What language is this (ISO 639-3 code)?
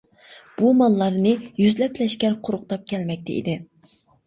uig